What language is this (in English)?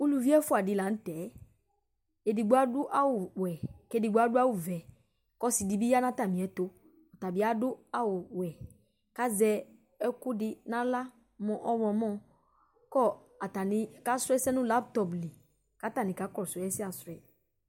Ikposo